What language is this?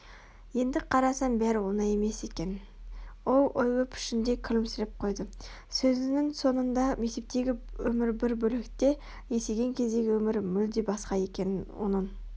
Kazakh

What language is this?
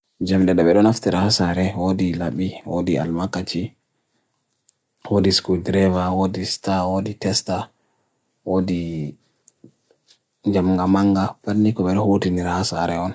Bagirmi Fulfulde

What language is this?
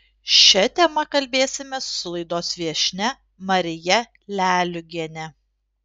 Lithuanian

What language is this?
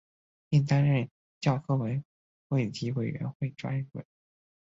Chinese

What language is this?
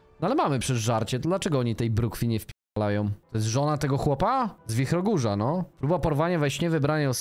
Polish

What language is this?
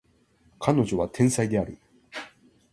Japanese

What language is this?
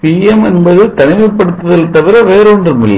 Tamil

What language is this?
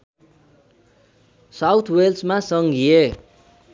Nepali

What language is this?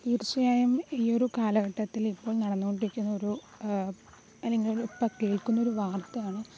Malayalam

